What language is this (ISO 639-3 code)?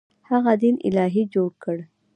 pus